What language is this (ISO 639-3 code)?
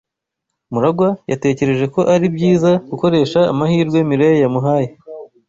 kin